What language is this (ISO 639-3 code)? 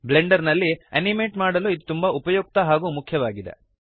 kan